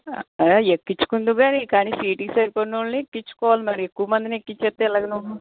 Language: Telugu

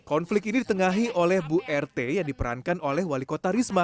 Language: Indonesian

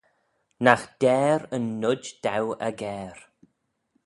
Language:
Manx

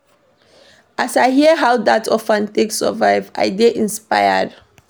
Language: Nigerian Pidgin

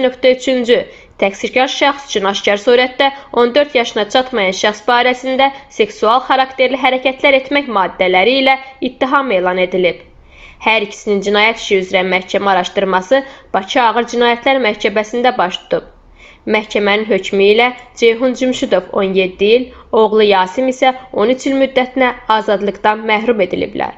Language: Turkish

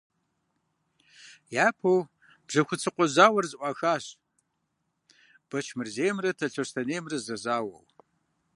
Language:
Kabardian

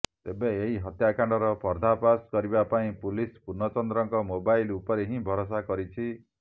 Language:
Odia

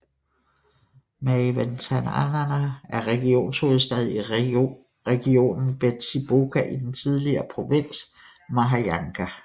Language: Danish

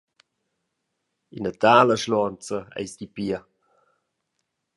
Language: Romansh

